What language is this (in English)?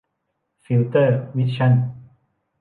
Thai